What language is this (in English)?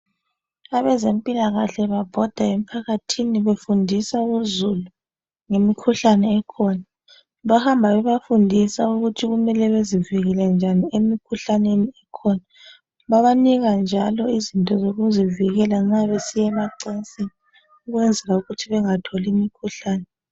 North Ndebele